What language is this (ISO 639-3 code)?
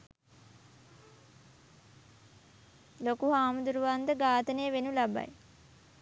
sin